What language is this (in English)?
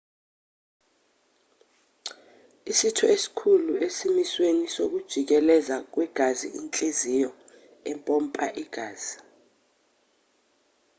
Zulu